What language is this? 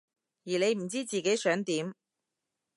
Cantonese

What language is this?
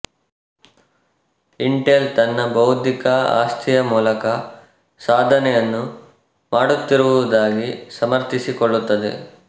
Kannada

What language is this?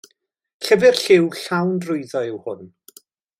Welsh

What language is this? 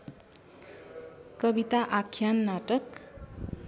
Nepali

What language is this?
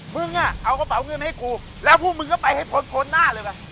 Thai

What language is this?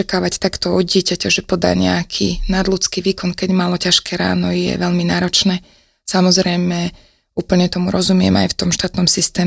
Slovak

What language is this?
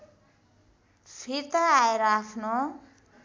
Nepali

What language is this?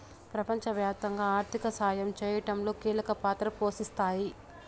Telugu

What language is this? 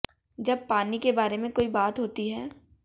Hindi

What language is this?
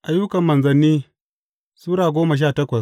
Hausa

